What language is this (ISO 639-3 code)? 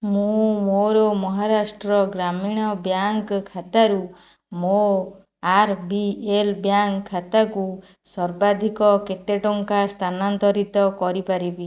ori